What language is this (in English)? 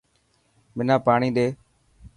Dhatki